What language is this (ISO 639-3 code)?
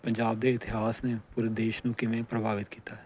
pan